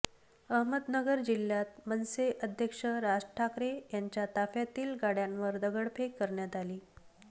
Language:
Marathi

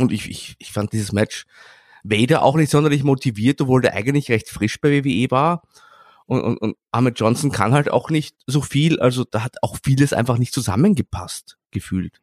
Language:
German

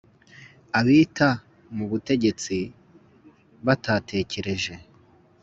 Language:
Kinyarwanda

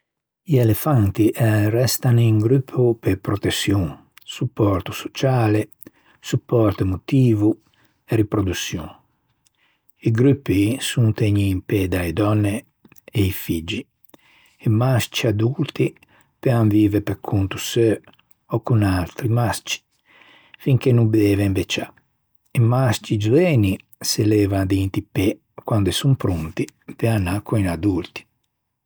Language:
Ligurian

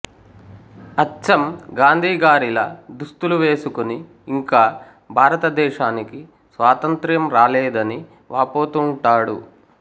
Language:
Telugu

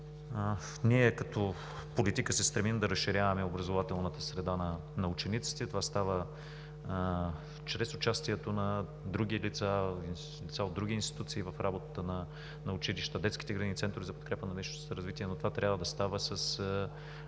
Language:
Bulgarian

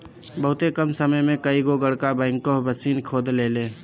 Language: Bhojpuri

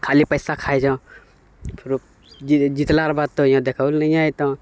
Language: Maithili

